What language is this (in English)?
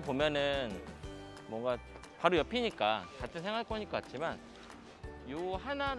Korean